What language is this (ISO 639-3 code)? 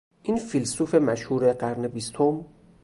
fas